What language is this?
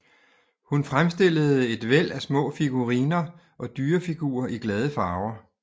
Danish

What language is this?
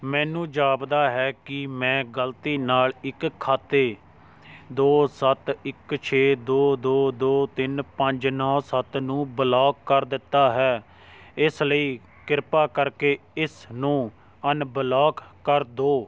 Punjabi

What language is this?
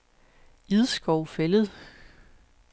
Danish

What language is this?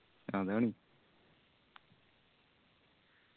Malayalam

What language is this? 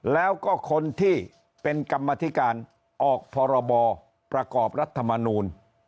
Thai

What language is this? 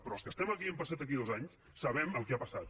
Catalan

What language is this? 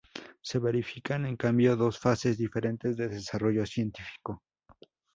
Spanish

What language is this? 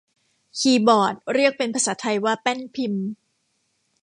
Thai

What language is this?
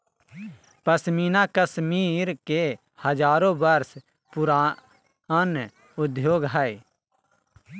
Magahi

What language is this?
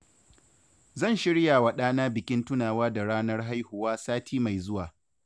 Hausa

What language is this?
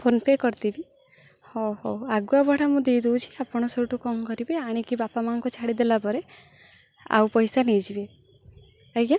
Odia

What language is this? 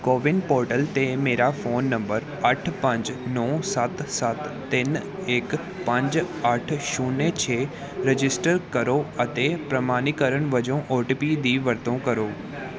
Punjabi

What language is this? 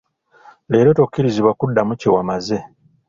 Ganda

